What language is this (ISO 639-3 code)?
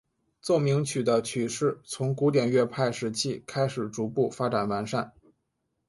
zho